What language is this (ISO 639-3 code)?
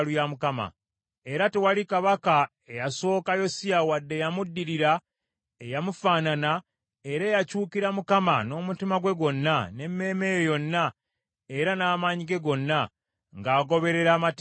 lug